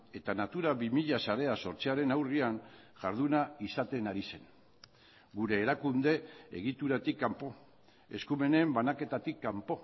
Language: Basque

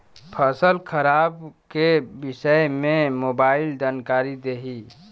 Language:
Bhojpuri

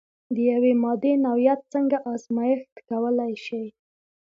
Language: Pashto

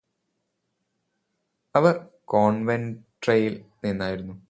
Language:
Malayalam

